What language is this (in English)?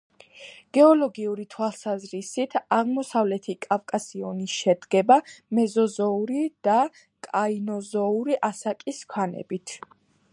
Georgian